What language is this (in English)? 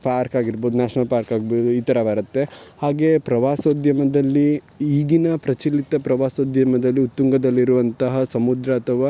Kannada